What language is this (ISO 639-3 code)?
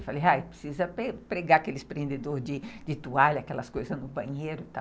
por